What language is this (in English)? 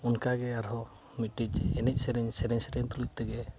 Santali